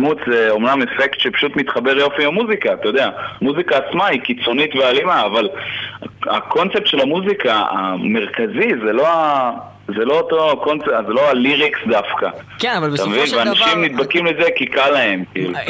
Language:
Hebrew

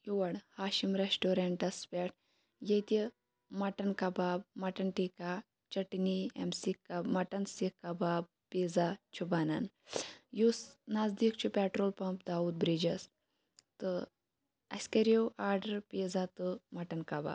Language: Kashmiri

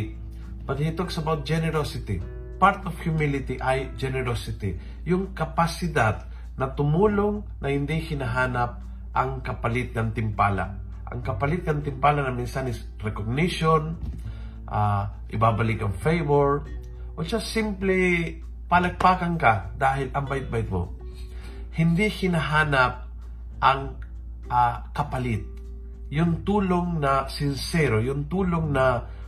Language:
Filipino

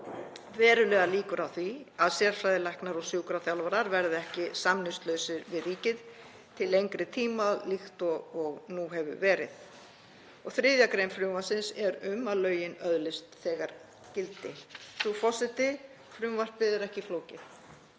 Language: Icelandic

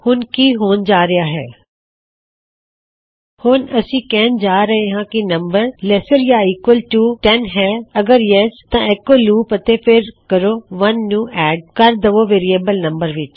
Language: Punjabi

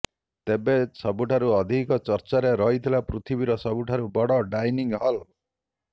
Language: Odia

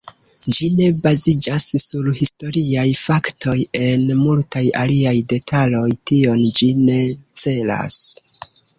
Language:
Esperanto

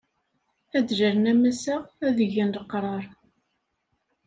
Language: Kabyle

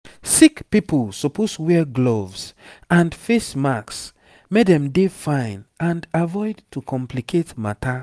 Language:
Nigerian Pidgin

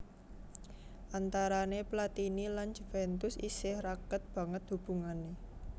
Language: Javanese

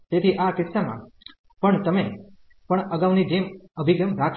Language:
Gujarati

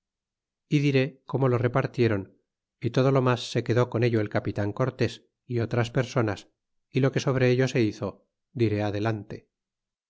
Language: Spanish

